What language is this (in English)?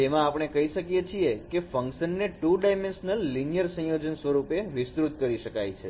Gujarati